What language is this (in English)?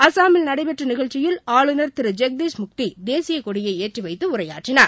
Tamil